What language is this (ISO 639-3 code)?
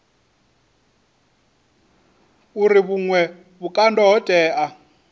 ven